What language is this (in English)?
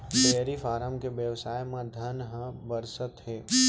Chhattisgarhi